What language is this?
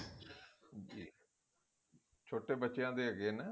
Punjabi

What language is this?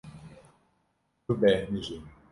Kurdish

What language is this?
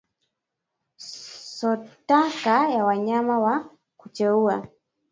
Swahili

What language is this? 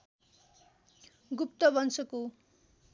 Nepali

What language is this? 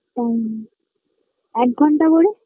Bangla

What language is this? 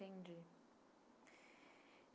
Portuguese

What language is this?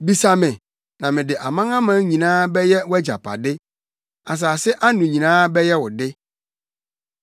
Akan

